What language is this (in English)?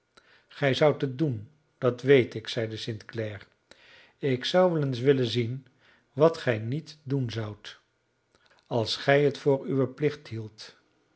Dutch